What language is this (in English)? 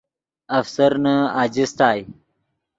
Yidgha